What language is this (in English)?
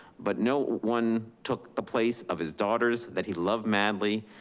English